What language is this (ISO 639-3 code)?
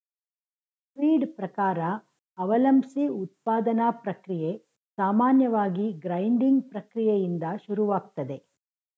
kan